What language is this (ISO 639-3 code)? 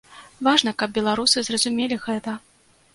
bel